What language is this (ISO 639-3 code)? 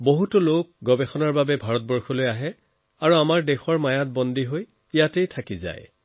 asm